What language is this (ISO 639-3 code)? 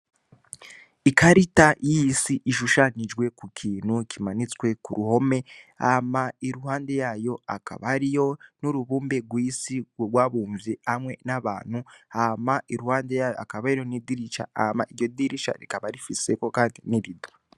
run